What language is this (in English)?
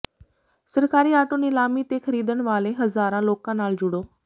Punjabi